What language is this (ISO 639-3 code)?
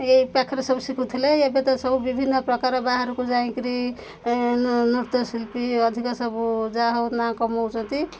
ori